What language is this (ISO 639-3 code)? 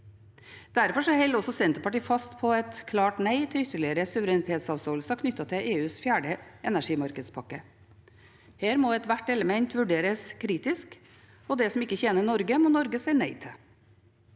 nor